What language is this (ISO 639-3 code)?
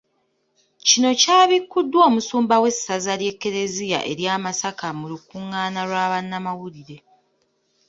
lug